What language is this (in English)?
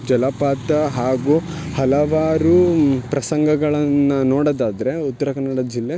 Kannada